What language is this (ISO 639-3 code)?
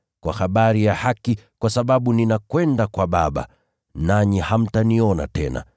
swa